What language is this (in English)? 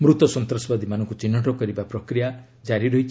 Odia